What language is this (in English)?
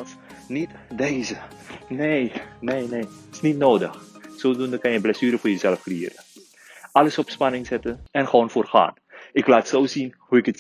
Dutch